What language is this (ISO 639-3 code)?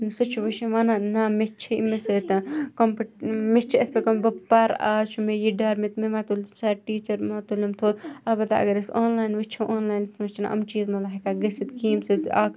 kas